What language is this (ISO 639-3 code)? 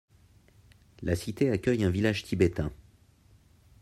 fra